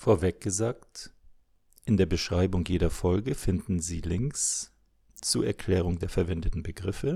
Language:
German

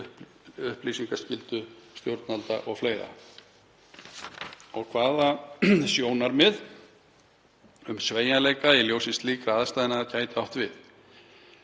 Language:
Icelandic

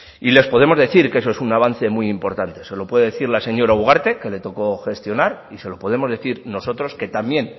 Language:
Spanish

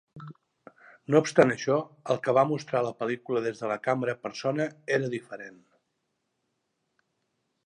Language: Catalan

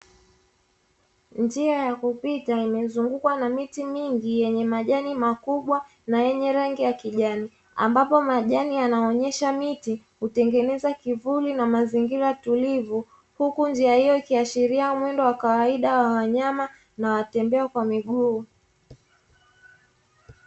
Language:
Swahili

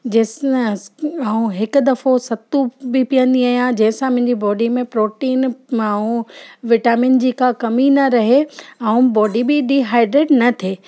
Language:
Sindhi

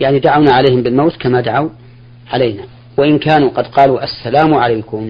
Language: Arabic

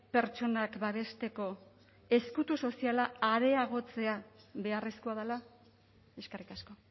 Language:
Basque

